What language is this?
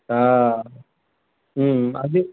Sindhi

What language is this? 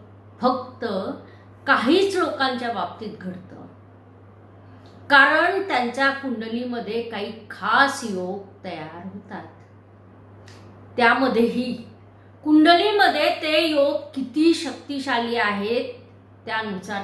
Hindi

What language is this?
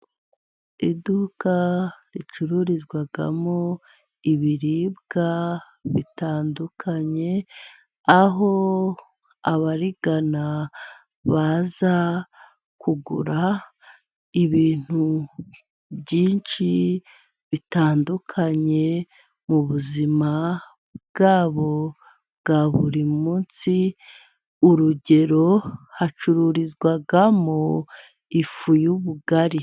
Kinyarwanda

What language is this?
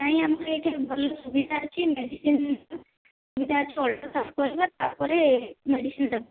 Odia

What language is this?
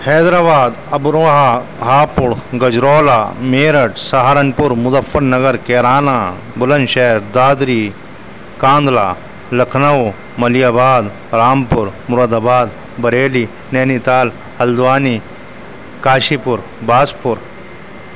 Urdu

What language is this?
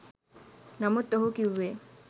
Sinhala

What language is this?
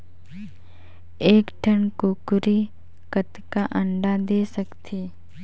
Chhattisgarhi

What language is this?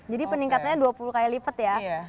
Indonesian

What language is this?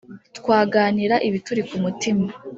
Kinyarwanda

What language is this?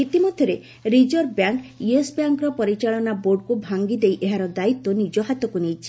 Odia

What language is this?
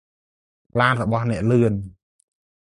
Khmer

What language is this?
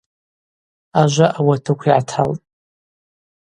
Abaza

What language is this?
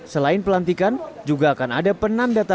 Indonesian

